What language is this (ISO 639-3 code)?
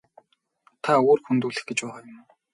mon